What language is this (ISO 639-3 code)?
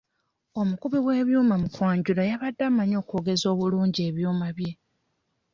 lug